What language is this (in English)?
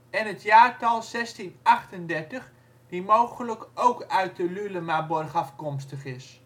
Dutch